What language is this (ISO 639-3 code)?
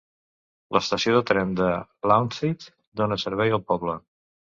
cat